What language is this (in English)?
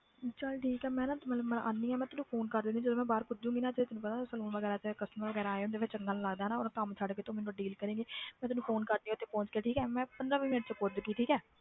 Punjabi